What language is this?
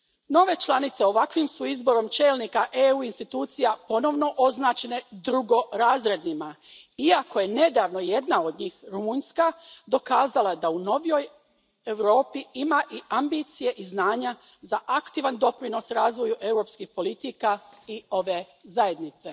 Croatian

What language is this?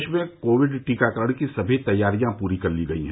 Hindi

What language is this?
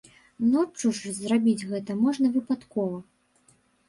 Belarusian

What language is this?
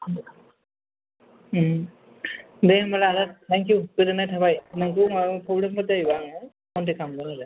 Bodo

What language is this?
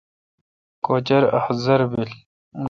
Kalkoti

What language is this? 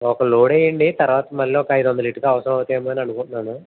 Telugu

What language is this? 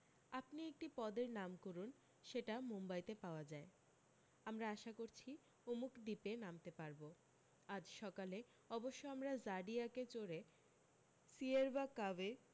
Bangla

